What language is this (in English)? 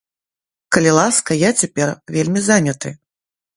Belarusian